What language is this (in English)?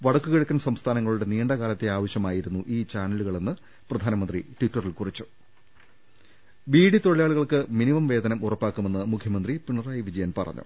Malayalam